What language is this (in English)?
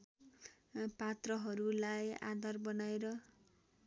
Nepali